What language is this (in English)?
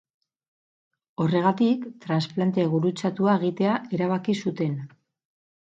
Basque